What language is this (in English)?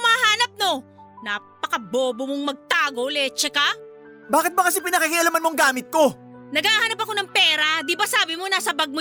Filipino